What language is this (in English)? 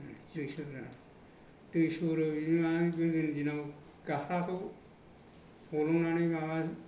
Bodo